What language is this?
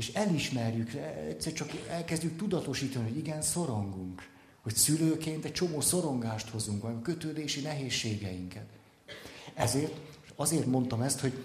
Hungarian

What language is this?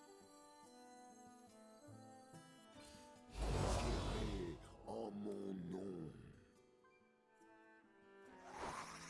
French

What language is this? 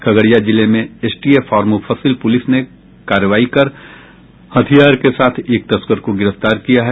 Hindi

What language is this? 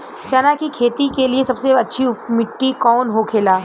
Bhojpuri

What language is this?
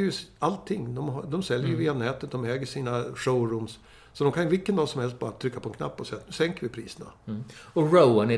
Swedish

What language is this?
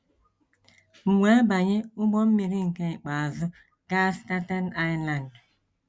Igbo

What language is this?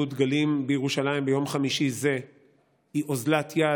Hebrew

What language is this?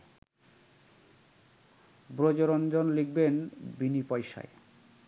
Bangla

